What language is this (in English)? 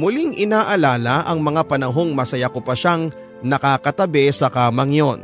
Filipino